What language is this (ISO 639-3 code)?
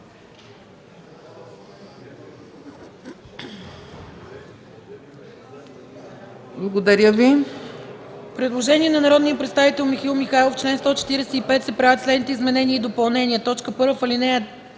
bul